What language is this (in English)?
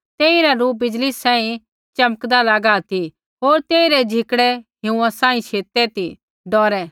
Kullu Pahari